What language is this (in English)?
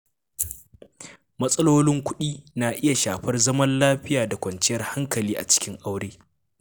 Hausa